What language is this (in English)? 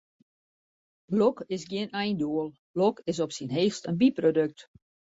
Western Frisian